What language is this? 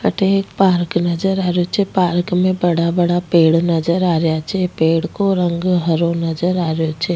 Rajasthani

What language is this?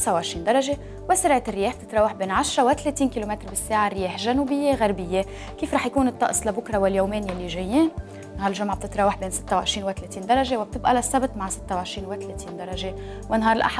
Arabic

